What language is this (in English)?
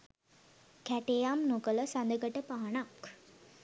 Sinhala